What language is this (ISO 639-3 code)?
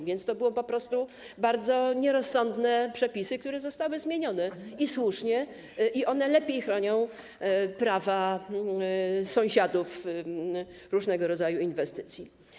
pol